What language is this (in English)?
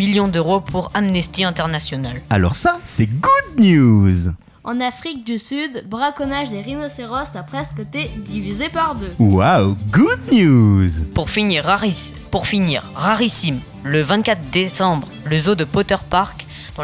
French